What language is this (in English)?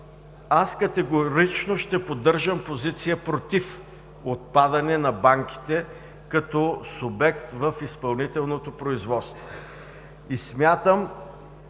Bulgarian